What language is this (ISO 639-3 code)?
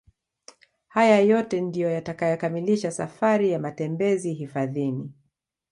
swa